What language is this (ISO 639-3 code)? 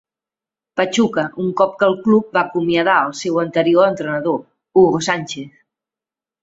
cat